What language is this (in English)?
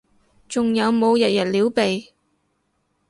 Cantonese